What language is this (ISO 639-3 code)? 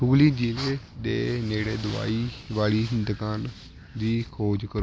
pan